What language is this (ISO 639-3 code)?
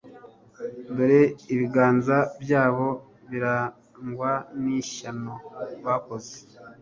kin